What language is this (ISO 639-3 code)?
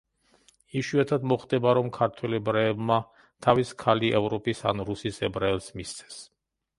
kat